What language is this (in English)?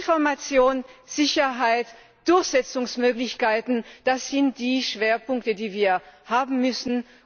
German